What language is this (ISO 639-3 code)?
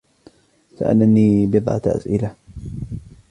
ara